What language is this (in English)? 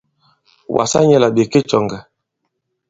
Bankon